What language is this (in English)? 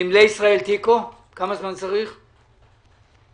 Hebrew